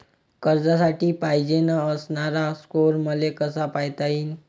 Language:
Marathi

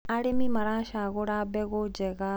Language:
Kikuyu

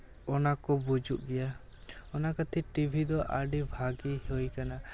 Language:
Santali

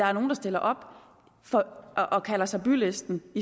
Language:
Danish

